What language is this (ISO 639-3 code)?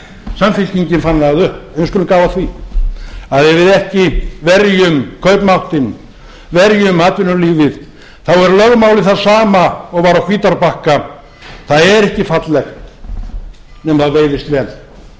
isl